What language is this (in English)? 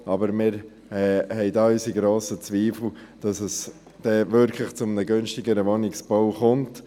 Swiss German